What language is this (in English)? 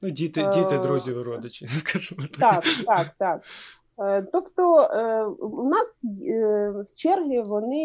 Ukrainian